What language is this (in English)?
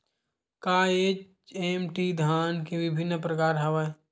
Chhattisgarhi